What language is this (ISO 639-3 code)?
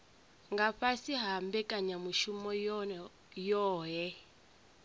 ven